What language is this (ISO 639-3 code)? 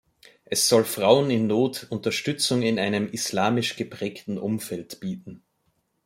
deu